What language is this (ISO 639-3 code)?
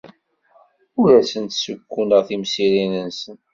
kab